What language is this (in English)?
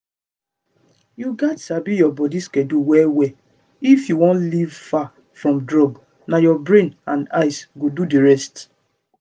Nigerian Pidgin